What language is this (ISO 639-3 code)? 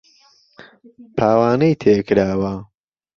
ckb